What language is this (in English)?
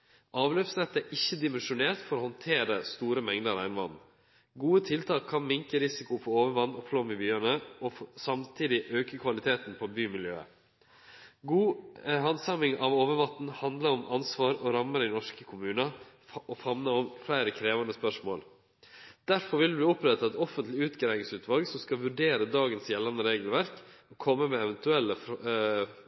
Norwegian Nynorsk